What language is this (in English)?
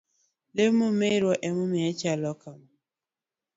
Luo (Kenya and Tanzania)